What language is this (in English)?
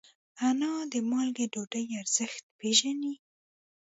Pashto